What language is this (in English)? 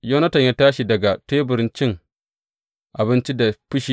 Hausa